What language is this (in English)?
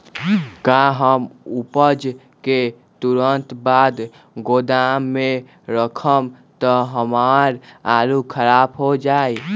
Magahi